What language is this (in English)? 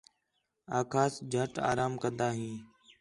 Khetrani